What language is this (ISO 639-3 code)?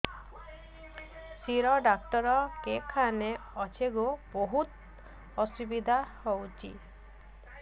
ori